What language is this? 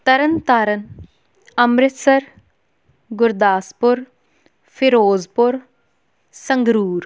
Punjabi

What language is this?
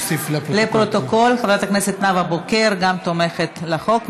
Hebrew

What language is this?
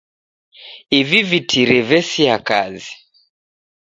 Taita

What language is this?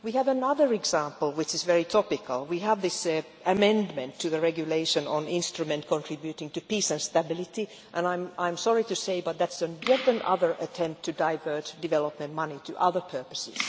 English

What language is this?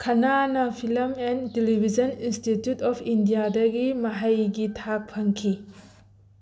Manipuri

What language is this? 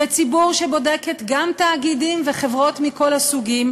Hebrew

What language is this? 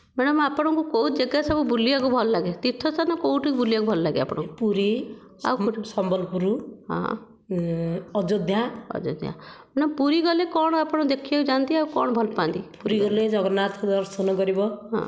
Odia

